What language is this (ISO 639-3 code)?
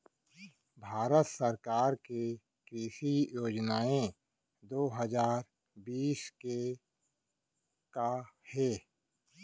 hne